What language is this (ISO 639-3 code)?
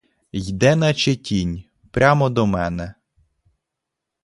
ukr